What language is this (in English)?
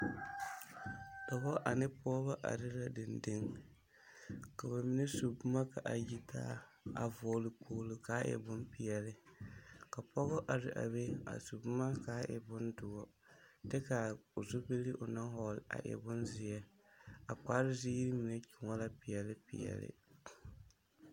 Southern Dagaare